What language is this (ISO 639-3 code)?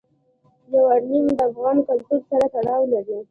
pus